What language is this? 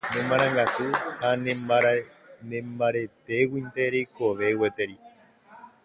Guarani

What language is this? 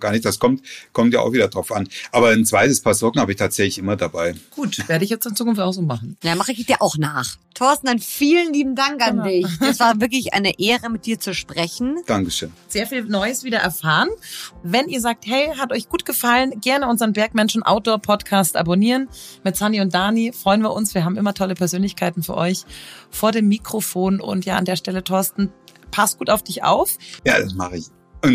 German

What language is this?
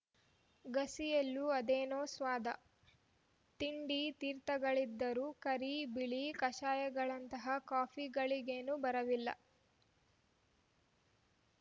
Kannada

